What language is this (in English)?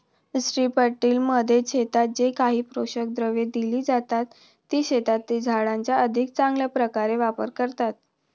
Marathi